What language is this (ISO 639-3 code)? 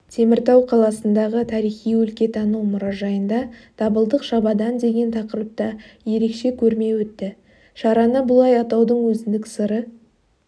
kaz